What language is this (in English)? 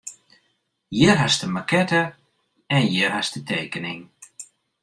Western Frisian